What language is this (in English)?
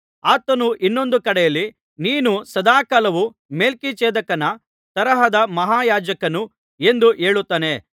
Kannada